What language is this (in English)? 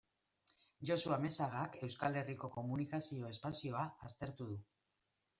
Basque